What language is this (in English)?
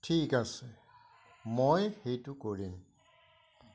Assamese